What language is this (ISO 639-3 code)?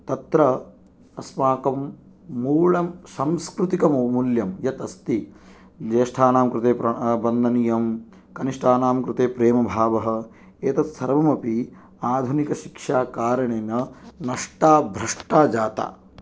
san